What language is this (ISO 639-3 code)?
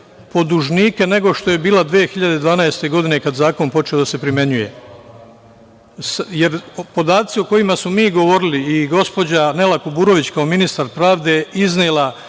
srp